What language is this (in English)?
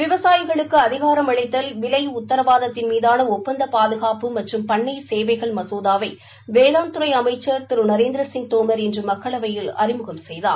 Tamil